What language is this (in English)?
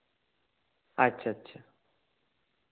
Santali